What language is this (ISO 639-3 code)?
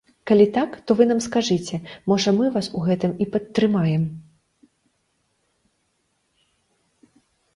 bel